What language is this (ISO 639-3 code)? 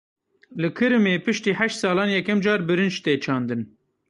kur